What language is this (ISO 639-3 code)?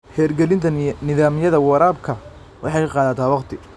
som